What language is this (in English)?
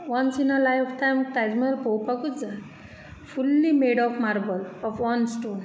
Konkani